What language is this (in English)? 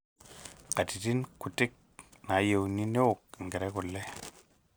Masai